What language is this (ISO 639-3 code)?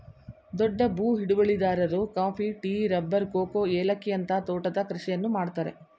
kan